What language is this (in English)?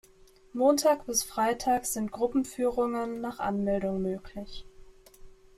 German